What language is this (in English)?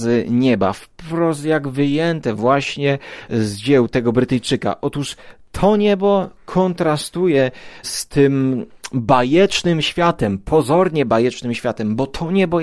Polish